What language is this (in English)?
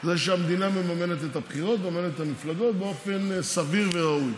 Hebrew